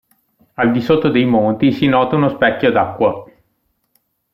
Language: Italian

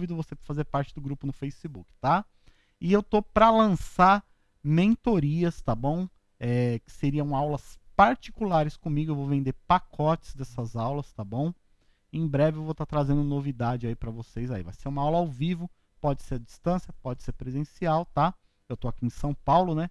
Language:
Portuguese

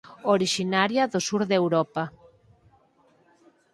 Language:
Galician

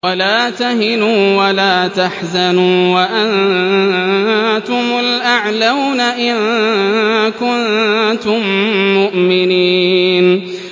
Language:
Arabic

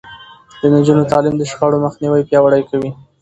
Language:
Pashto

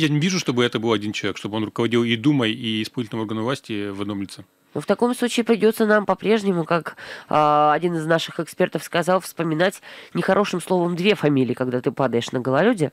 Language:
Russian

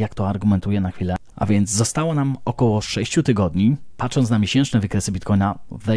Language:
Polish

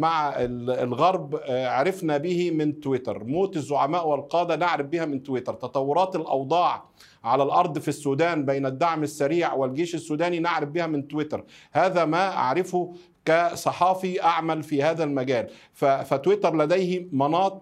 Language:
Arabic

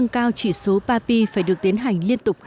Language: Vietnamese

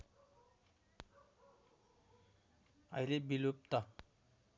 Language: Nepali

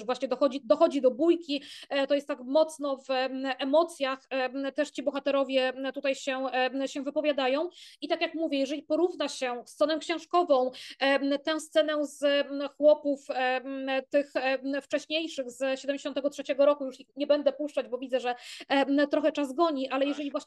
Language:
Polish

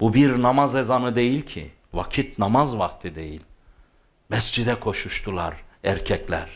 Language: Turkish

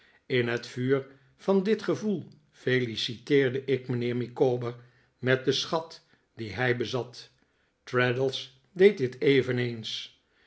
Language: Dutch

